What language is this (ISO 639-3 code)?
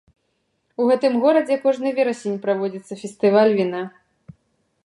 bel